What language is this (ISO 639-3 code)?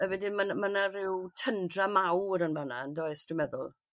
cym